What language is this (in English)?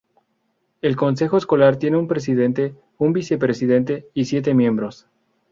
Spanish